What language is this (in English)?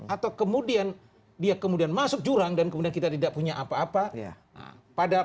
Indonesian